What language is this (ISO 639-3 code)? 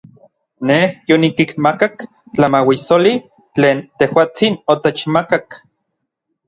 nlv